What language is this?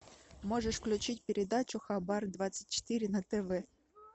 Russian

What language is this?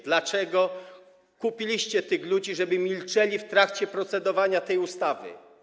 Polish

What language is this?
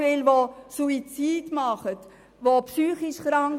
Swiss German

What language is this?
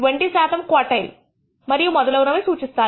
Telugu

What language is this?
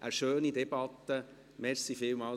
Swiss German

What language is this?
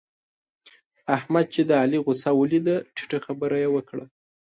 Pashto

